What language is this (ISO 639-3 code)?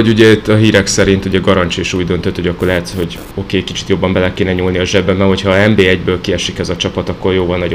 hun